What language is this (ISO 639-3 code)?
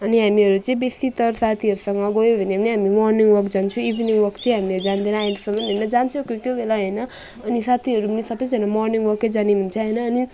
nep